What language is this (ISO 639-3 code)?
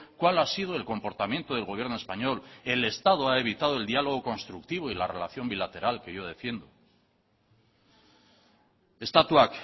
spa